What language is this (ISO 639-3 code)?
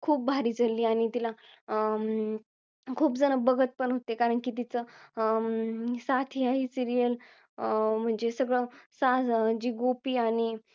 mar